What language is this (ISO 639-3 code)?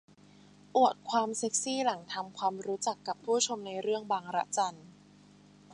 tha